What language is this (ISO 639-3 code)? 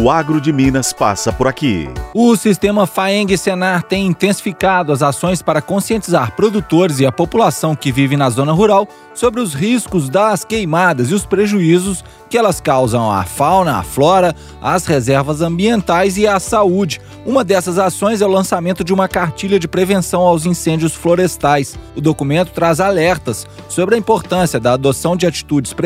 por